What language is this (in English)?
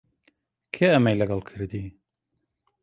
Central Kurdish